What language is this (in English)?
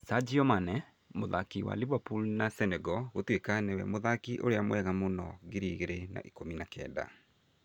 Kikuyu